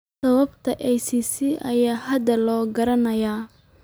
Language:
Somali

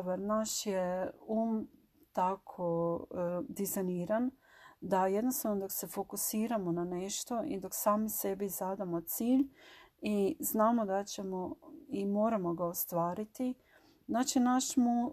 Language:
Croatian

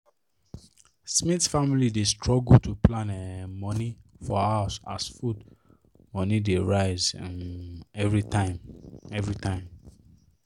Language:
Nigerian Pidgin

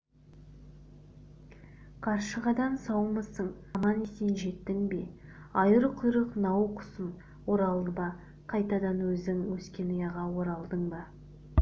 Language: Kazakh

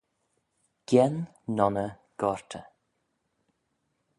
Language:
Manx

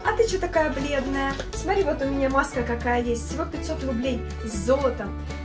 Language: Russian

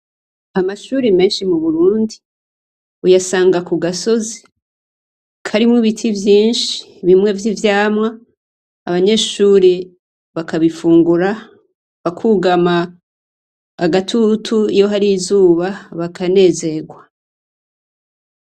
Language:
Rundi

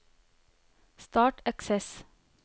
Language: Norwegian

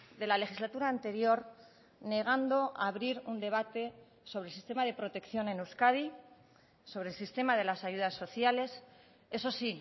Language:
Spanish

